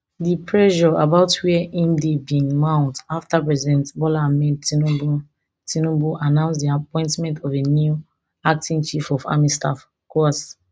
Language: Nigerian Pidgin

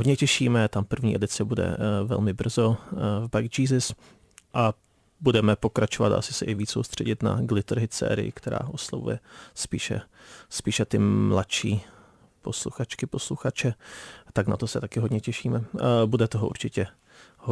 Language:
Czech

